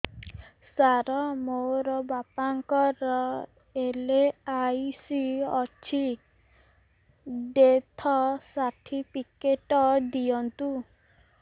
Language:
Odia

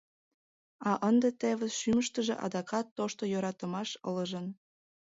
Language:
Mari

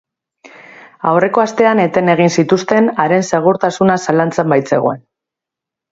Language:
Basque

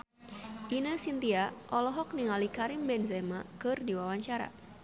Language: Sundanese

